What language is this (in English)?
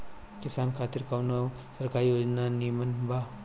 Bhojpuri